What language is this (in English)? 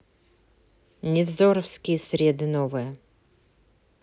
Russian